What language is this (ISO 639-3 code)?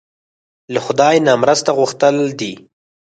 pus